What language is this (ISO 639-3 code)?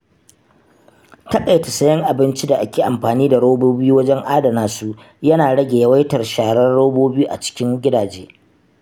hau